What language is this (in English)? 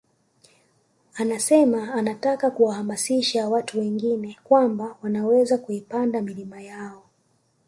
Swahili